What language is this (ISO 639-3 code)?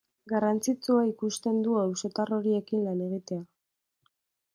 eus